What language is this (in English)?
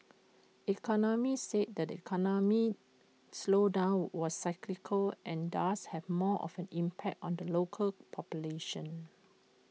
English